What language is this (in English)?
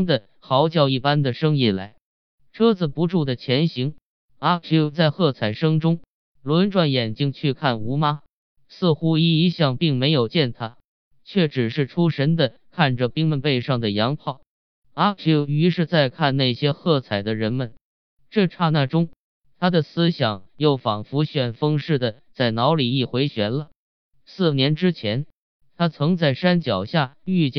Chinese